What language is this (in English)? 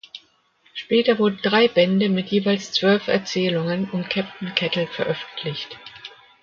German